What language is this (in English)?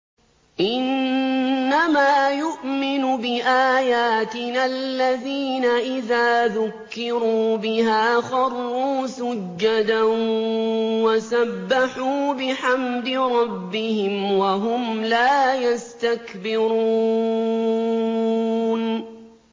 Arabic